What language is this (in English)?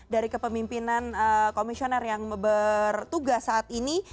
Indonesian